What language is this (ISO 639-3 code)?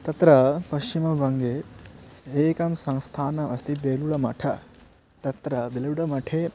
san